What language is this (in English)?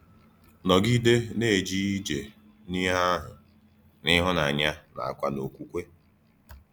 Igbo